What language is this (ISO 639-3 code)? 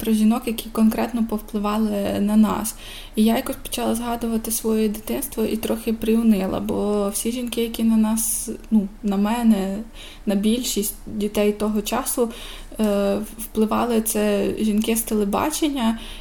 ukr